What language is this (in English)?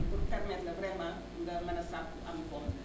Wolof